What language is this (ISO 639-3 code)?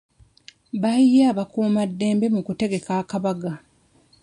lug